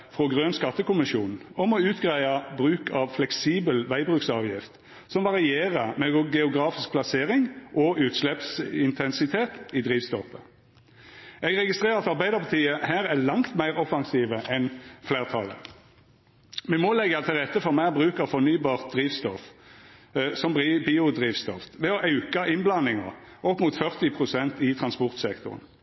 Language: Norwegian Nynorsk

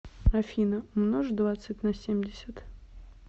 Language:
Russian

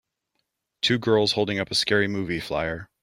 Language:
English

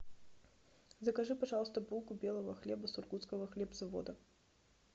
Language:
Russian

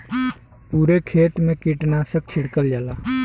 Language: Bhojpuri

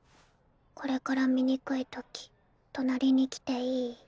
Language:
Japanese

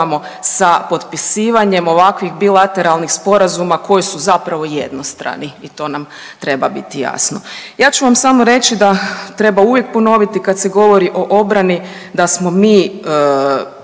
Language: Croatian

